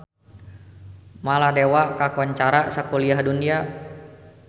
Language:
Sundanese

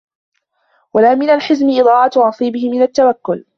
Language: Arabic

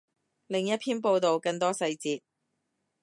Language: Cantonese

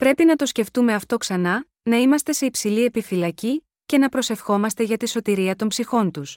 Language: Greek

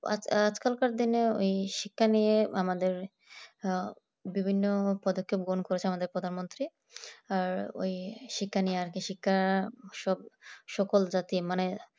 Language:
Bangla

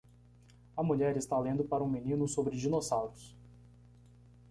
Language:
Portuguese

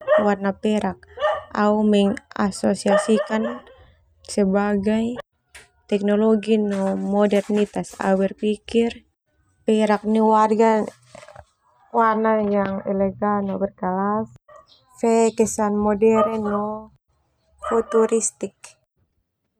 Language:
Termanu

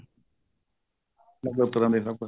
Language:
Punjabi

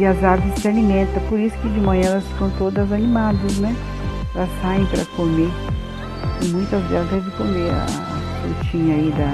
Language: Portuguese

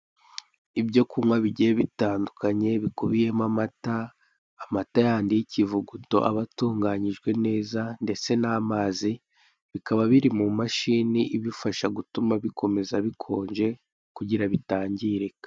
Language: Kinyarwanda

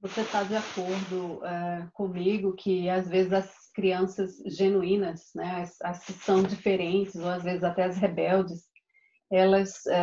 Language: Portuguese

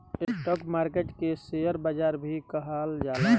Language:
Bhojpuri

